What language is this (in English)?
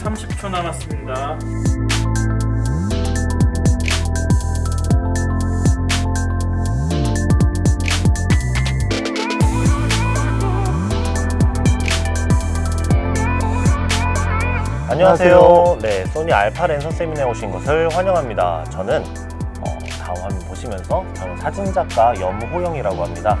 Korean